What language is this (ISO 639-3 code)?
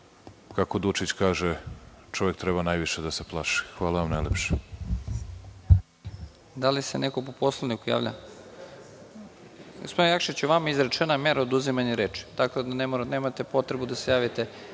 srp